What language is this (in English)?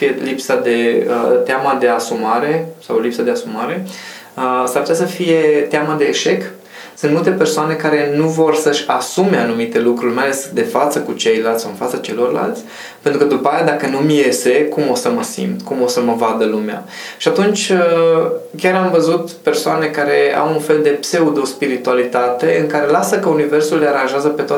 Romanian